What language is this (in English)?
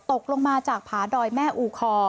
Thai